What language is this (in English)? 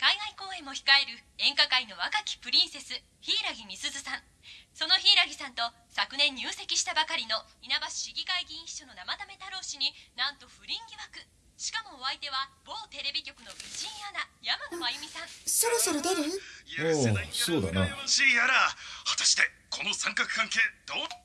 Japanese